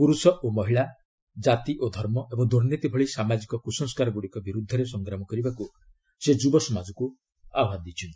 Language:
Odia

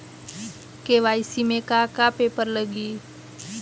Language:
Bhojpuri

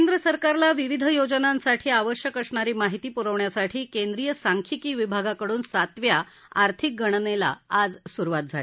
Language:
Marathi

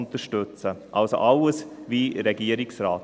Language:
Swiss German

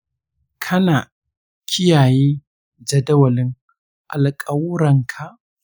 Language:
Hausa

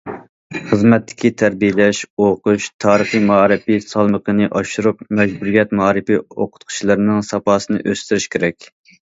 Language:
Uyghur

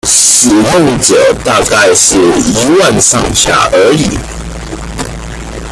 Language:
Chinese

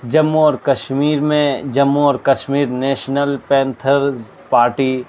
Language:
Urdu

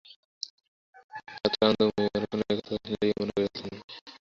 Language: Bangla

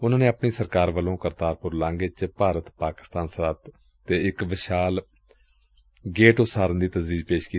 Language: Punjabi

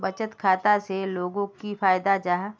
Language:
Magahi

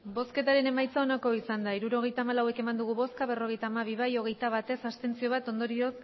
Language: Basque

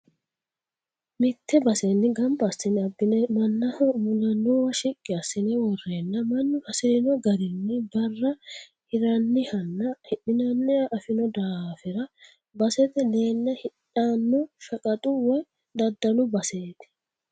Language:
Sidamo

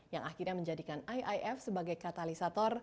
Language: Indonesian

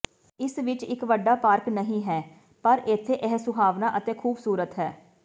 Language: Punjabi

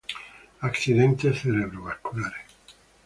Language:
Spanish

